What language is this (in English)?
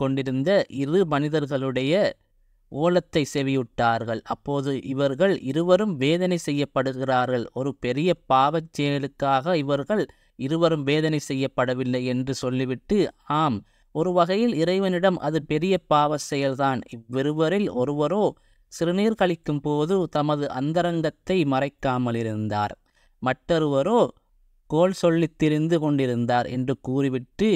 Arabic